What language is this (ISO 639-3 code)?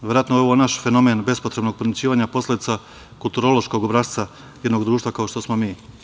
srp